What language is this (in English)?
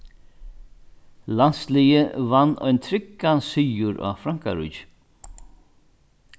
Faroese